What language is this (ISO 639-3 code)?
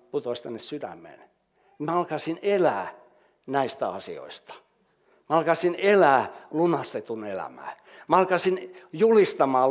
fin